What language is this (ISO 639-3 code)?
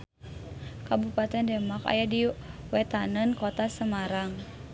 sun